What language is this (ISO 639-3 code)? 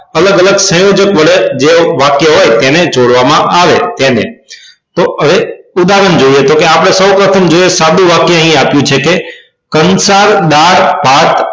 guj